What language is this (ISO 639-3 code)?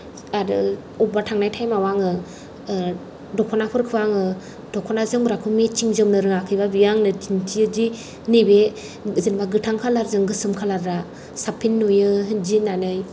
brx